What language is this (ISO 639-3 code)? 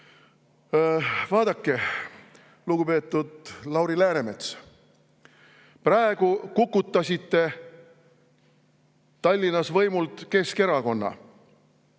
est